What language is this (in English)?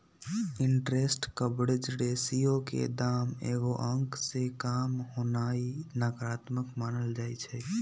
Magahi